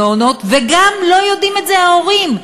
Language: Hebrew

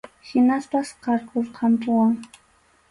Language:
Arequipa-La Unión Quechua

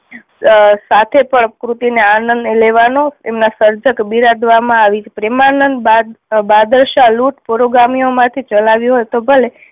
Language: Gujarati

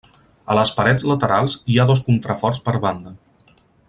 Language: Catalan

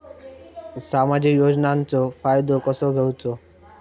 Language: Marathi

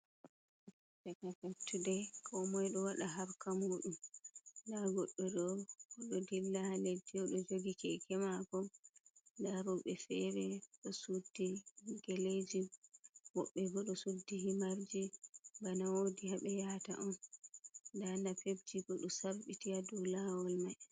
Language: Fula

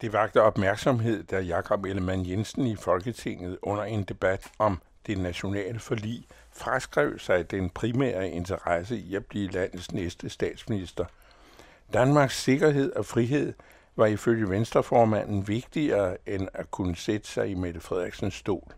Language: Danish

